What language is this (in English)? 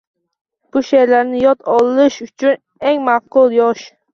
Uzbek